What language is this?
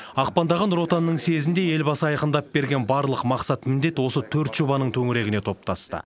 Kazakh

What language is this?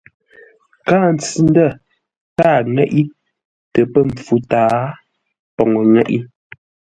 Ngombale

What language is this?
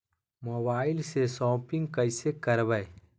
Magahi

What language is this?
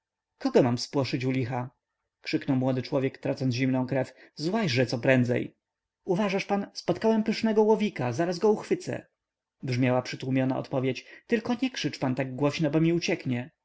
Polish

